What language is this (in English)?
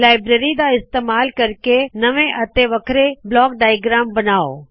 Punjabi